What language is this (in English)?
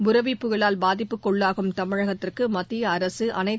Tamil